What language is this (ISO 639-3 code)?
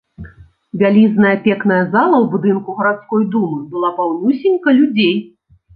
bel